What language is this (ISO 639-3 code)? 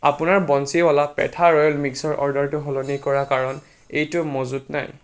asm